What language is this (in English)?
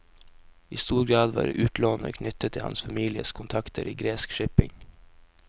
Norwegian